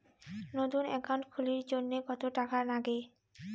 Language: Bangla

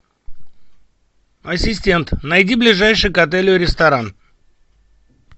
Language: Russian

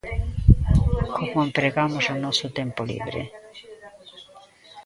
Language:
Galician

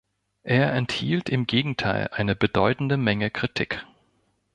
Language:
German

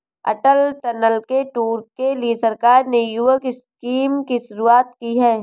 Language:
Hindi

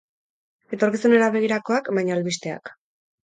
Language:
Basque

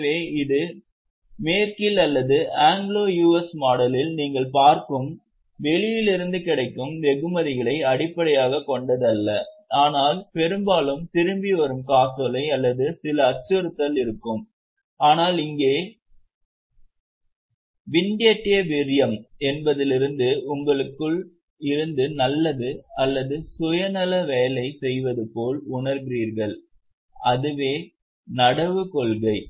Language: Tamil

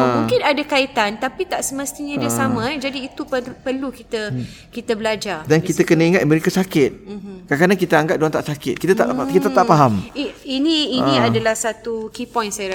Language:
Malay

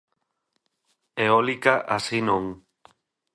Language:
Galician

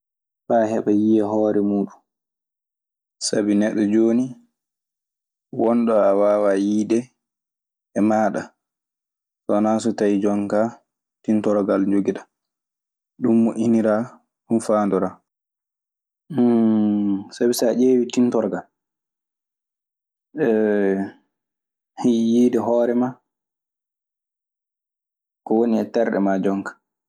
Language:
Maasina Fulfulde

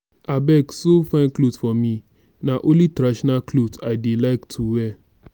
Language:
Nigerian Pidgin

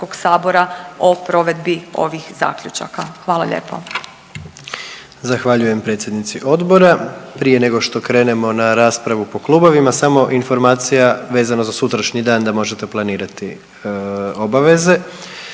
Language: Croatian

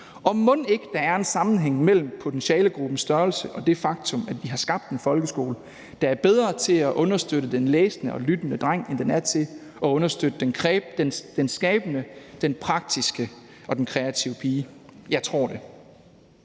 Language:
Danish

